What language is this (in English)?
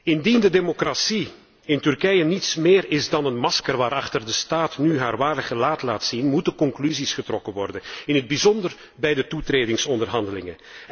Dutch